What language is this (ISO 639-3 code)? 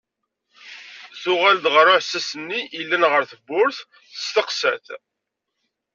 kab